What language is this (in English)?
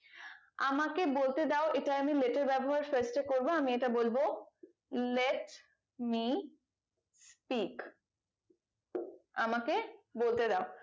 Bangla